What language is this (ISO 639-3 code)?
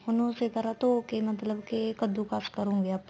pan